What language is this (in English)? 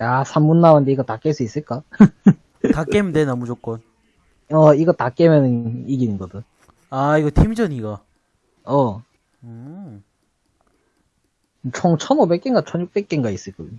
Korean